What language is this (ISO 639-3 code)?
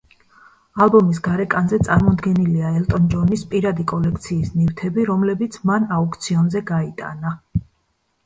kat